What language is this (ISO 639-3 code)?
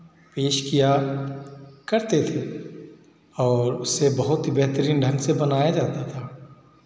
hin